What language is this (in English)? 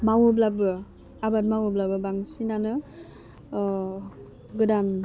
Bodo